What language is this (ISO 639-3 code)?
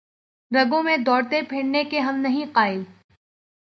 urd